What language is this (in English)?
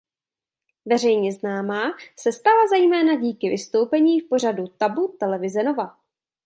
Czech